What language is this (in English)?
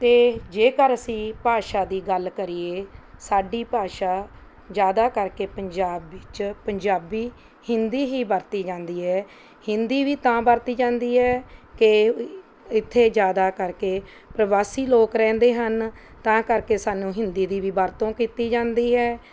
Punjabi